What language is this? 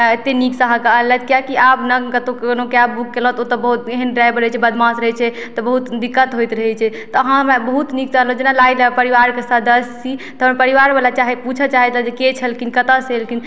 Maithili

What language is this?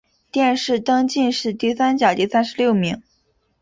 Chinese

